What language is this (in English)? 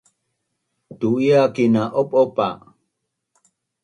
Bunun